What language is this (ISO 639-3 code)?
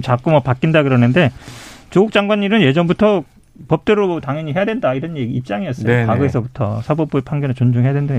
kor